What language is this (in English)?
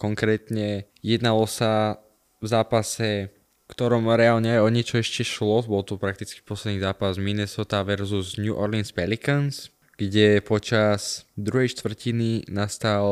Slovak